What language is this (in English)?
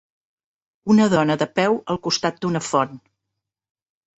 Catalan